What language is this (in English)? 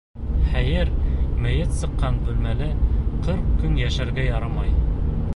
Bashkir